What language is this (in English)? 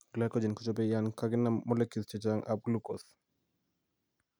Kalenjin